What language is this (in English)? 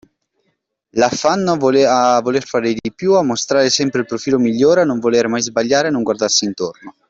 Italian